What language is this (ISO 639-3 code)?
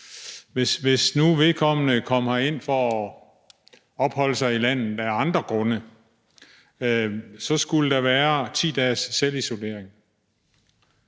dan